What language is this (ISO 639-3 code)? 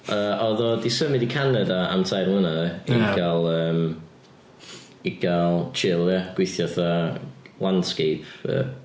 cym